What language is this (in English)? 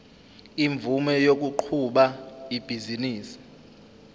Zulu